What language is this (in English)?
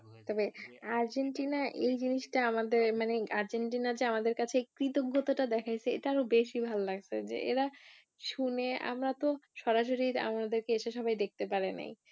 Bangla